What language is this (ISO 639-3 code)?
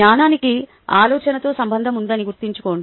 tel